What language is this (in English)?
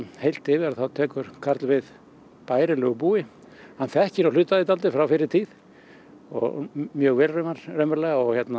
Icelandic